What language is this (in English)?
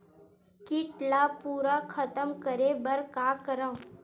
Chhattisgarhi